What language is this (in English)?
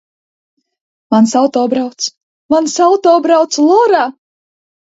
Latvian